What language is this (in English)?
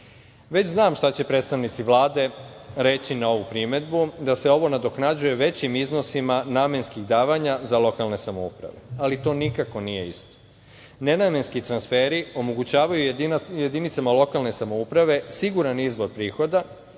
Serbian